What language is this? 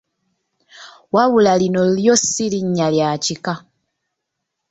Ganda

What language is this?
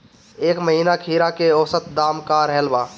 Bhojpuri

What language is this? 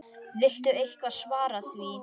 Icelandic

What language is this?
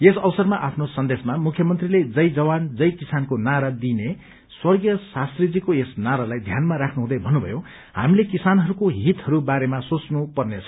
Nepali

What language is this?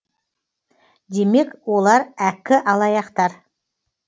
Kazakh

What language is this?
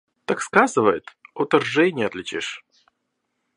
Russian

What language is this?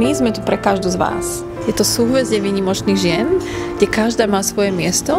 Slovak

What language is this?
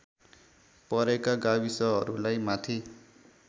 Nepali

